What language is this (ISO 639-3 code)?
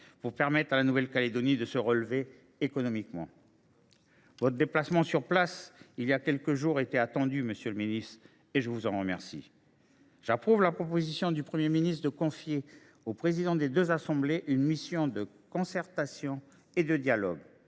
fra